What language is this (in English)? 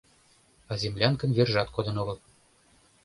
Mari